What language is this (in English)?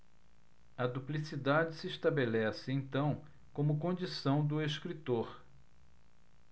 Portuguese